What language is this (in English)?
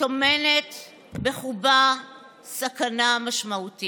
Hebrew